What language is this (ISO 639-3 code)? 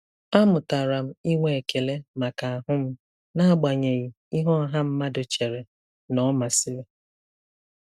ibo